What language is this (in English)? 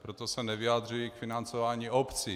Czech